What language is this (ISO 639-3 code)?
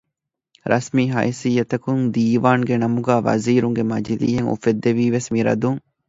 div